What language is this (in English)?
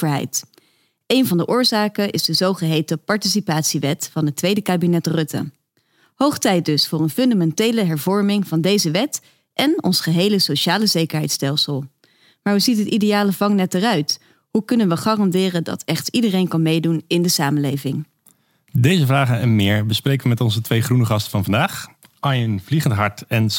Dutch